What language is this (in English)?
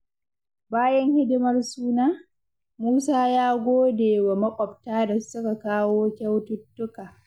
Hausa